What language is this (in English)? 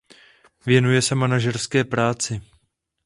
Czech